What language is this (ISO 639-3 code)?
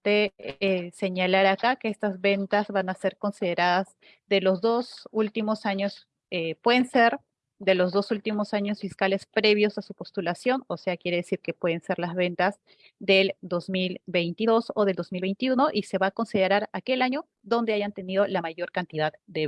spa